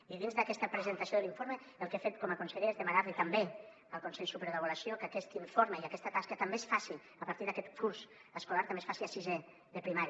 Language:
Catalan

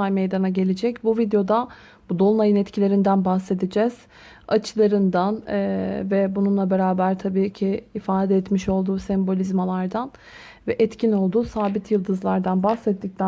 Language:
Turkish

